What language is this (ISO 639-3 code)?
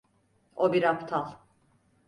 tur